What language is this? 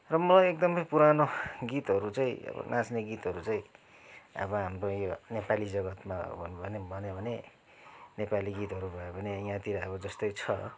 Nepali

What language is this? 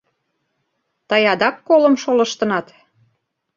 Mari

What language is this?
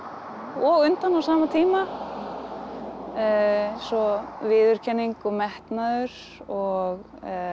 Icelandic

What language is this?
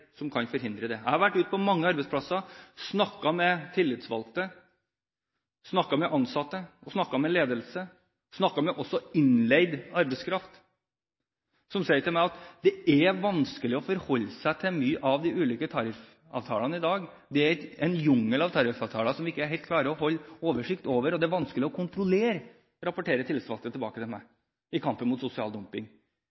Norwegian Bokmål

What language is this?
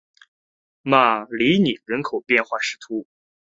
Chinese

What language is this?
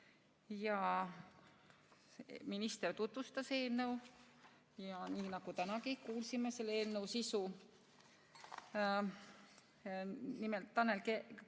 Estonian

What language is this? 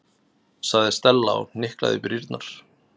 Icelandic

